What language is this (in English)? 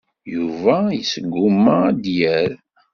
Kabyle